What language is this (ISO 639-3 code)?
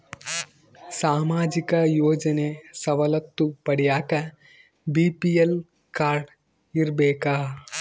kan